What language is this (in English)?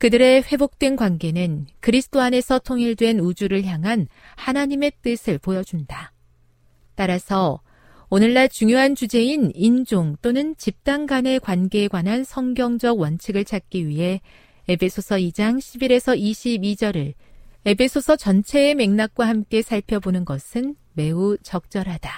Korean